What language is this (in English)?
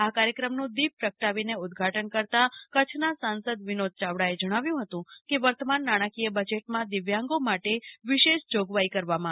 Gujarati